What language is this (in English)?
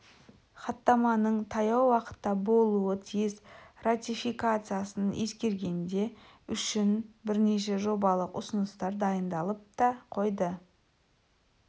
Kazakh